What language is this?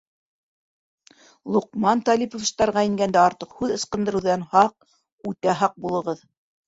Bashkir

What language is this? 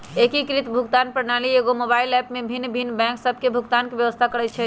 Magahi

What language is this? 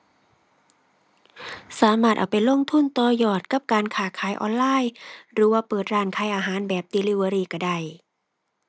Thai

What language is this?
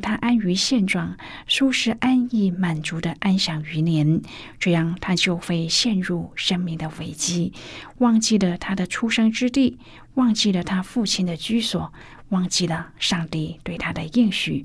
Chinese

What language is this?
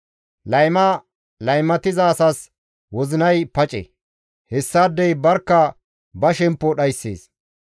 Gamo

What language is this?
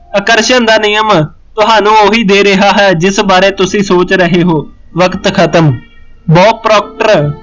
Punjabi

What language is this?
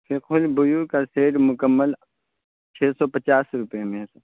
Urdu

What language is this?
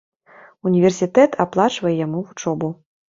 Belarusian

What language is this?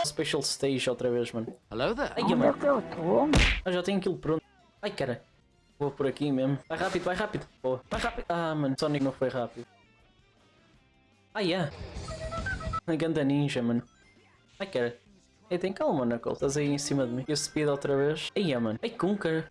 Portuguese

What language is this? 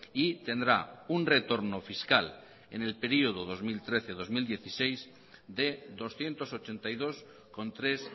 Spanish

